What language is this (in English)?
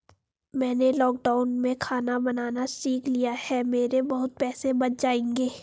Hindi